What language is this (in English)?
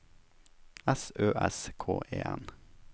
Norwegian